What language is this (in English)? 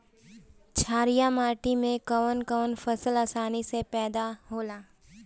Bhojpuri